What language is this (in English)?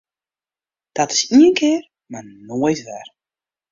Western Frisian